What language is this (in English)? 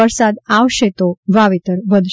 Gujarati